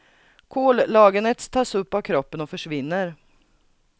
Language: Swedish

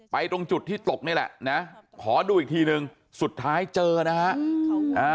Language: Thai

